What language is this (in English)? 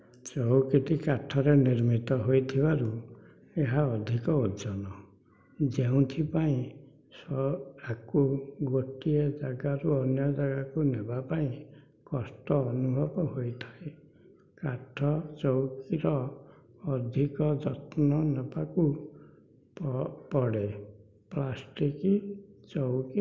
Odia